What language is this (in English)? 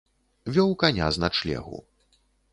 Belarusian